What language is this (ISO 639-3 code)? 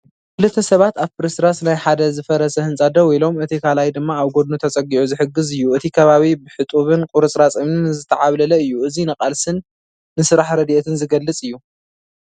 tir